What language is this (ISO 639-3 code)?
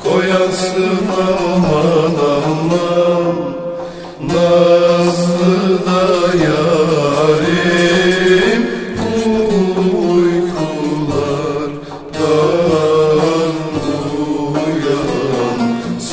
tur